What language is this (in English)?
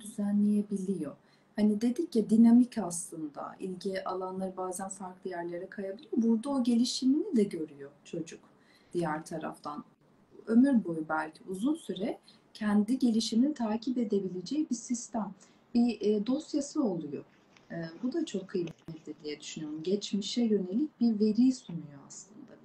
Turkish